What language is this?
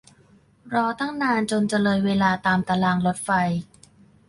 Thai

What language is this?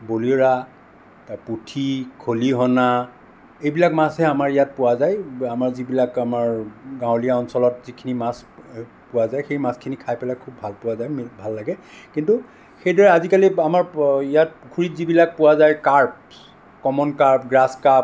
Assamese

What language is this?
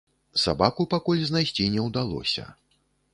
Belarusian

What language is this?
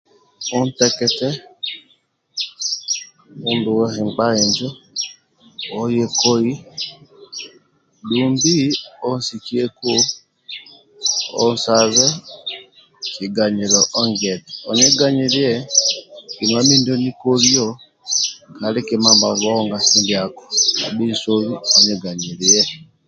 Amba (Uganda)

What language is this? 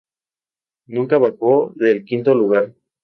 Spanish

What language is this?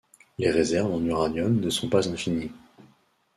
French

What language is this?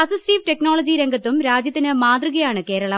Malayalam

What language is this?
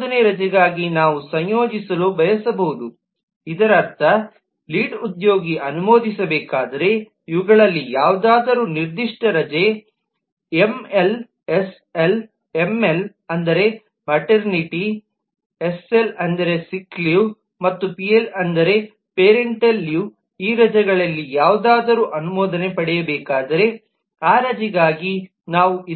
Kannada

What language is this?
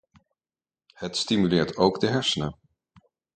Dutch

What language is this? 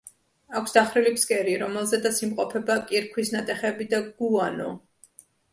Georgian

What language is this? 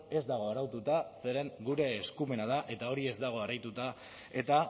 Basque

